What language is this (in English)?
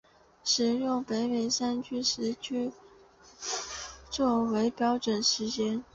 Chinese